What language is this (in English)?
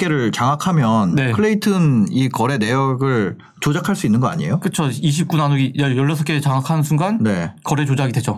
Korean